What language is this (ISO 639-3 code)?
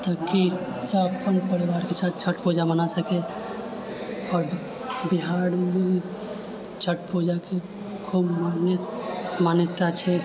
mai